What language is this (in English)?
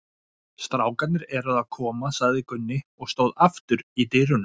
Icelandic